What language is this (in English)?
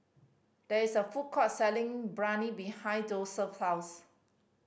English